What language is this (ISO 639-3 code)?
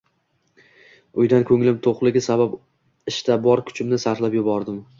uzb